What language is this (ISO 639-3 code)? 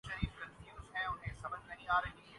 urd